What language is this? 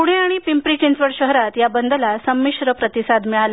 Marathi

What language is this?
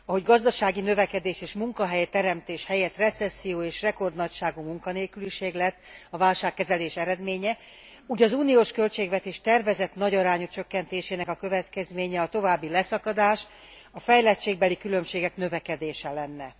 Hungarian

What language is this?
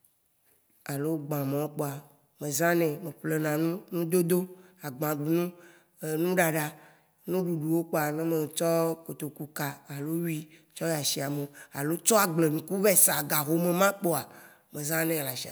Waci Gbe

